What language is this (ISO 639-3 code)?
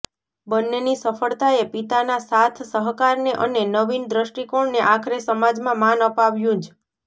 guj